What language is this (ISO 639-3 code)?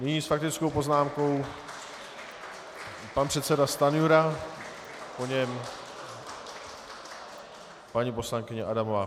ces